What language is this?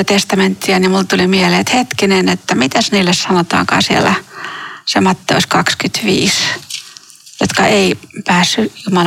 Finnish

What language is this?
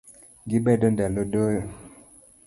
Luo (Kenya and Tanzania)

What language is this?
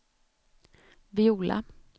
Swedish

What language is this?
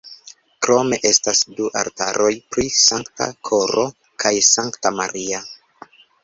Esperanto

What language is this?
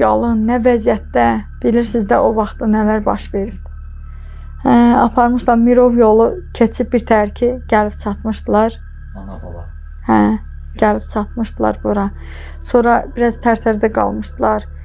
Turkish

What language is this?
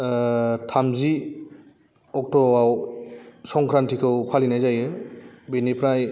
Bodo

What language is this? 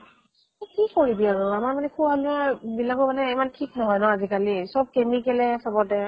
Assamese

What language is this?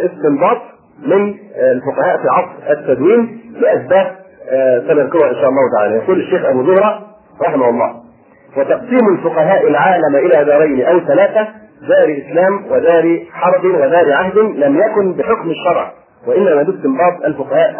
Arabic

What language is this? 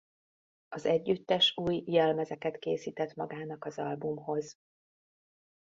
Hungarian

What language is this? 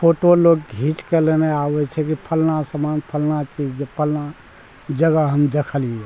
Maithili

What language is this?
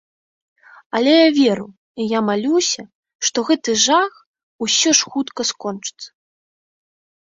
Belarusian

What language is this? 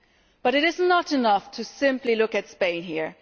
English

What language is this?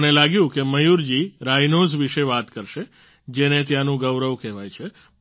Gujarati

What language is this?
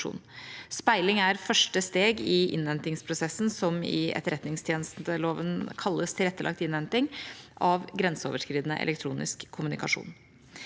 Norwegian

